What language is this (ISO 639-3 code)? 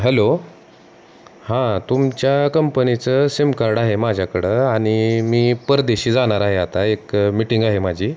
mar